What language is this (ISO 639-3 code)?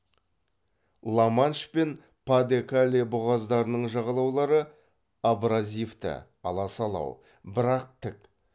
kaz